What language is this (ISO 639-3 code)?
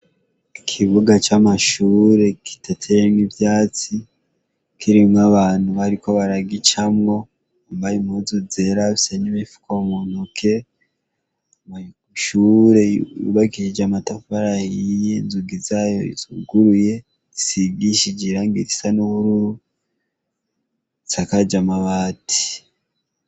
run